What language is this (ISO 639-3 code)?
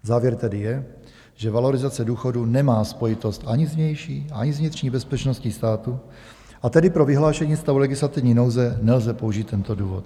ces